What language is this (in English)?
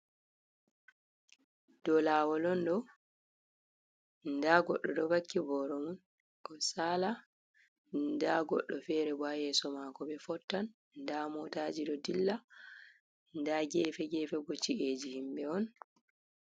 Fula